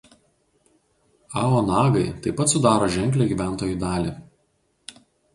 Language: Lithuanian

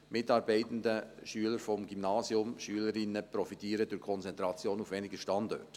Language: Swiss German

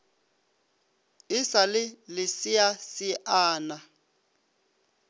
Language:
Northern Sotho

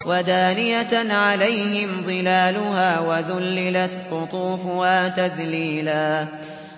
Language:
Arabic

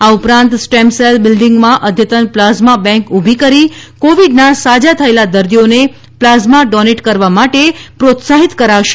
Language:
Gujarati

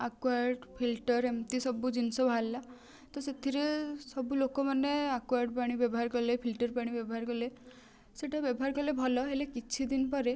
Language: Odia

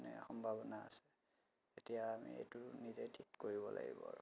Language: Assamese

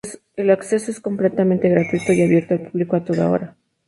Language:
Spanish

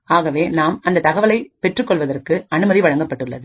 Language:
Tamil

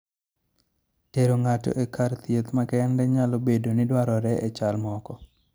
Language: Luo (Kenya and Tanzania)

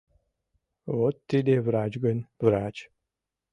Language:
Mari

